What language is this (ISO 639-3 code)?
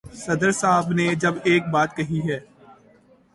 urd